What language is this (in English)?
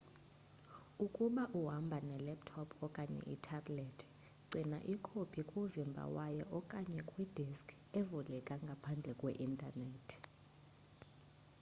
Xhosa